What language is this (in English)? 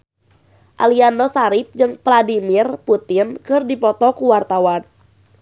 Sundanese